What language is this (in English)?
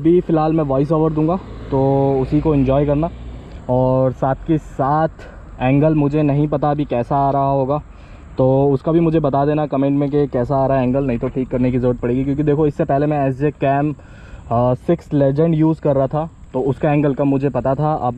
Hindi